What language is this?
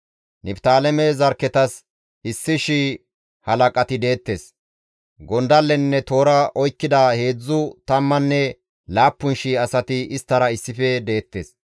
Gamo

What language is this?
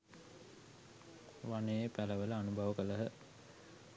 Sinhala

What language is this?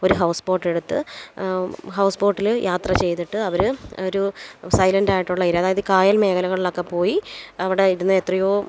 Malayalam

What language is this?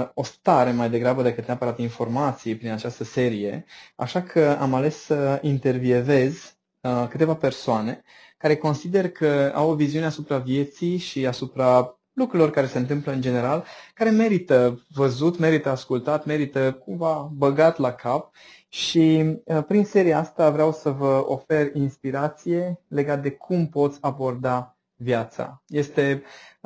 Romanian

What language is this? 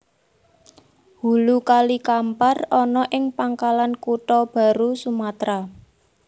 Javanese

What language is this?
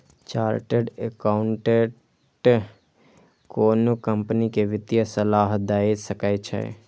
Maithili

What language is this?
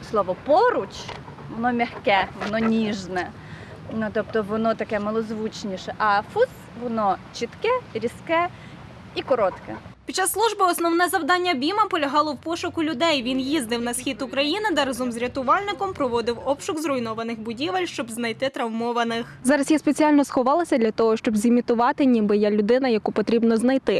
Ukrainian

